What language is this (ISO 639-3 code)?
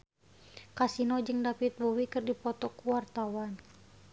sun